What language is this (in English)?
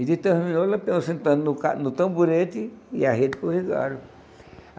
Portuguese